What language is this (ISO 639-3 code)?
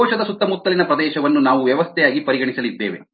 kan